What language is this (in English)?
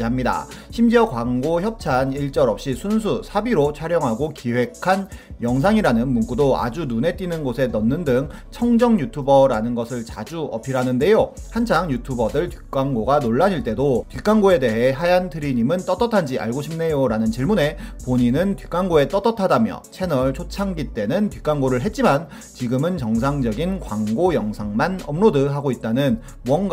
Korean